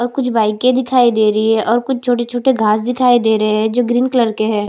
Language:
Hindi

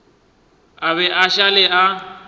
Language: Northern Sotho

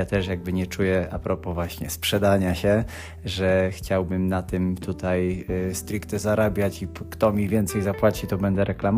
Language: Polish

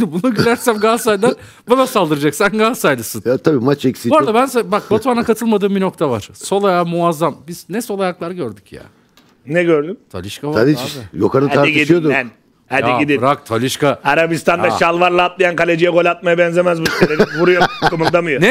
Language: Turkish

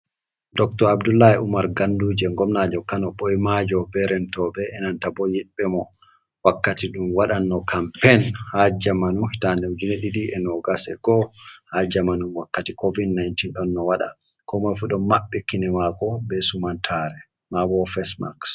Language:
Fula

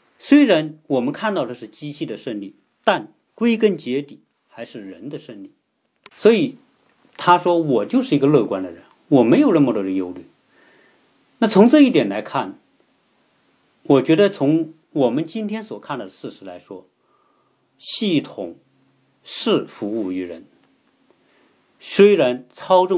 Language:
Chinese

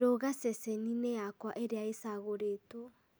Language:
Kikuyu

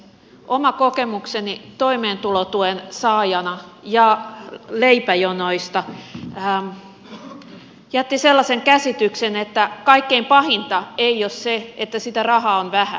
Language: Finnish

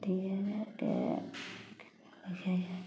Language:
Maithili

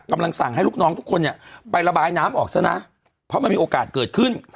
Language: Thai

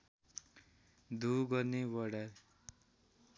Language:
Nepali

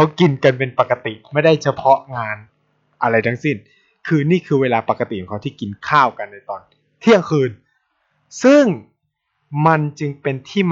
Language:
Thai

